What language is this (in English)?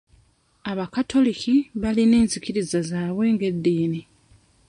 Ganda